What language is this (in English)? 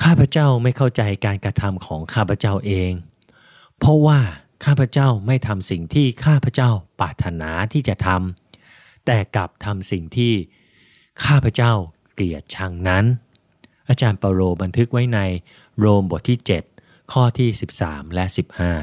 Thai